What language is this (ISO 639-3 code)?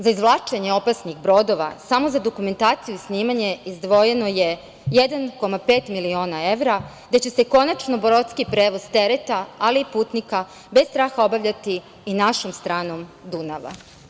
srp